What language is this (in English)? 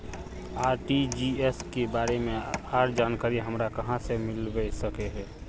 Magahi